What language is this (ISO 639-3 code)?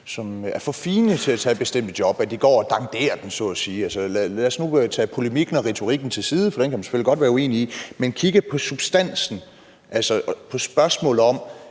dan